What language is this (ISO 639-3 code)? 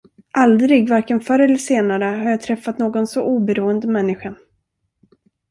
swe